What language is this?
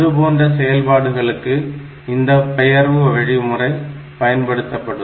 Tamil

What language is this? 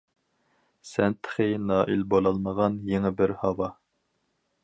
Uyghur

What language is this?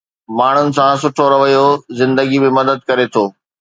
Sindhi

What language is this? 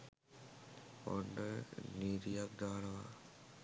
Sinhala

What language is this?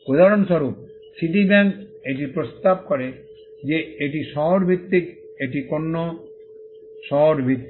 Bangla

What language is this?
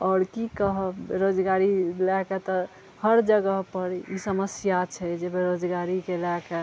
Maithili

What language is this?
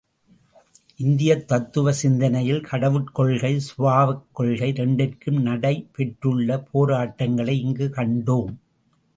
Tamil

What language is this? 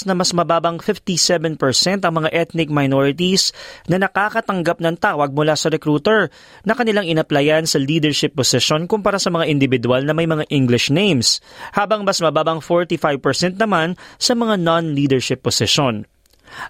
Filipino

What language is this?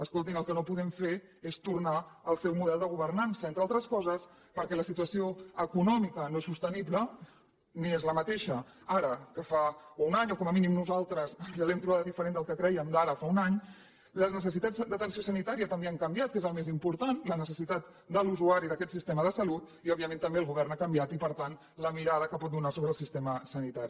Catalan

